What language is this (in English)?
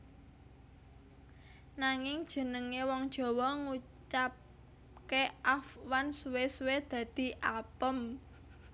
Javanese